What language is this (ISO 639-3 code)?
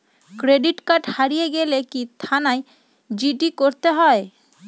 ben